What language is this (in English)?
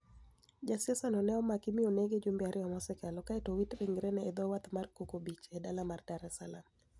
Luo (Kenya and Tanzania)